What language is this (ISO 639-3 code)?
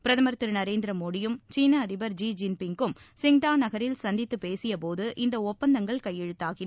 tam